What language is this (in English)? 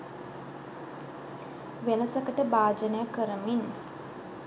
Sinhala